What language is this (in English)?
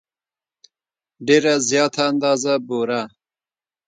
Pashto